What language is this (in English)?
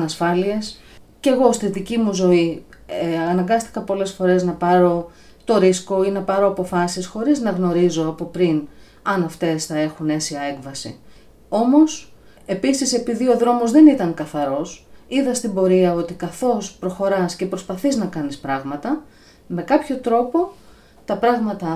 Greek